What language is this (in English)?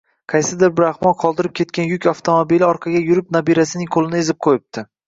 Uzbek